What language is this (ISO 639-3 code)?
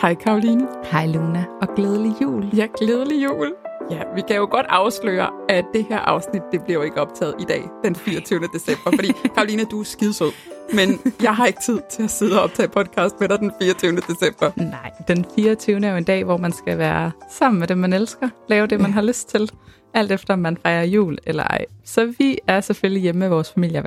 dan